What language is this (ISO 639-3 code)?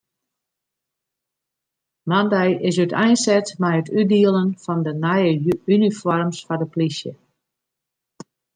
fry